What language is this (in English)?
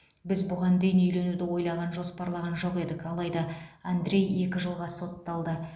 Kazakh